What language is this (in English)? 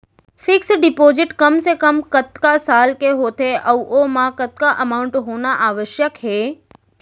Chhattisgarhi